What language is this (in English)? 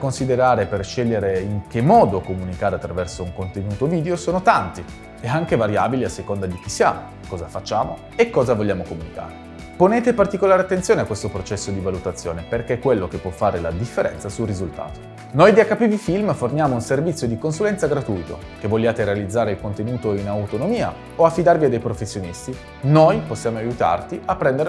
Italian